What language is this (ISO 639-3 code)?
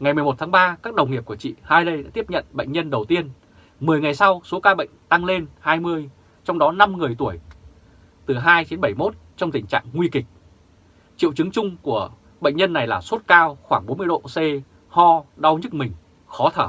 vie